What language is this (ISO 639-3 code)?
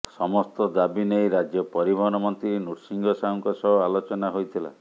ori